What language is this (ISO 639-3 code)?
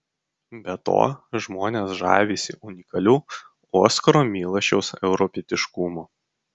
lit